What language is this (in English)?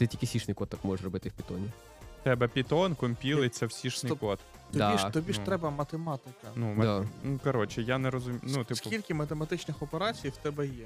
Ukrainian